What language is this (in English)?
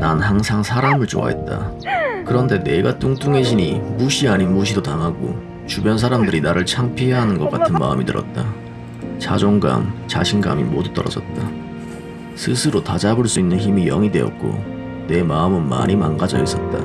Korean